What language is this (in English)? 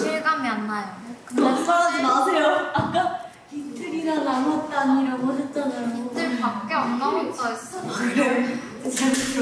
Korean